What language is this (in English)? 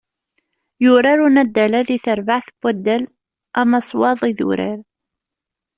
Kabyle